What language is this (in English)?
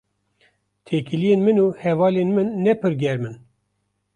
Kurdish